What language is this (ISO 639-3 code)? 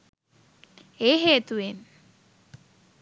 sin